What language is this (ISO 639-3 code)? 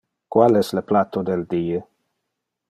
ina